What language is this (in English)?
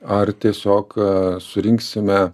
Lithuanian